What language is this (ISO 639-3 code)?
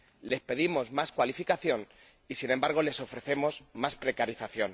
spa